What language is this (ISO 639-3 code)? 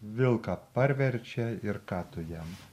lit